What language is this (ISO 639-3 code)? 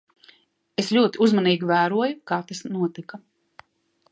lav